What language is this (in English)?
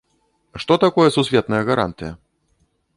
Belarusian